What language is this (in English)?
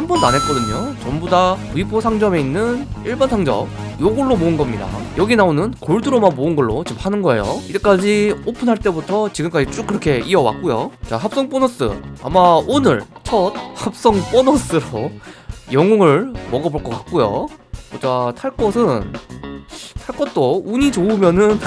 Korean